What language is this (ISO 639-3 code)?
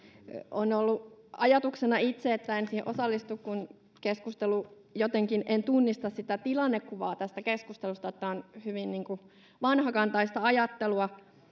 fin